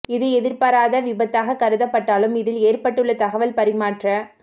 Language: Tamil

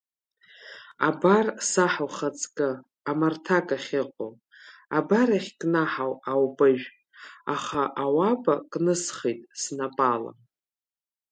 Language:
Abkhazian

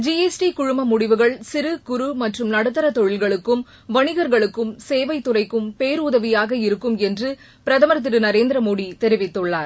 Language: Tamil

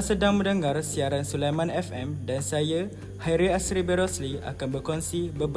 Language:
Malay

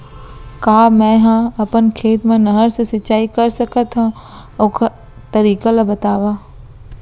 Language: Chhattisgarhi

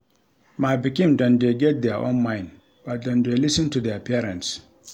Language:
Nigerian Pidgin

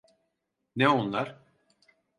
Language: Turkish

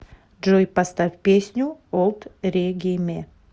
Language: Russian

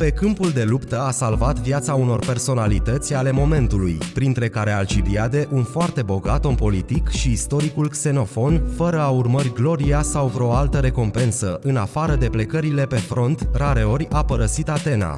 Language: Romanian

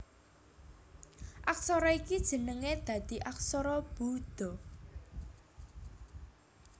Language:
Javanese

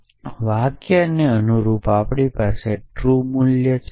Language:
Gujarati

